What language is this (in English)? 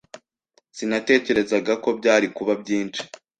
Kinyarwanda